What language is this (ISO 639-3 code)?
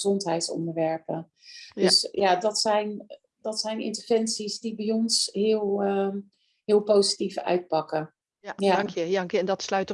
nld